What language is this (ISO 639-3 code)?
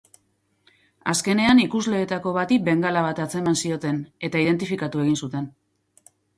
eus